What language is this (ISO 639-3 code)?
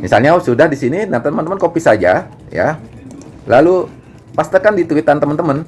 ind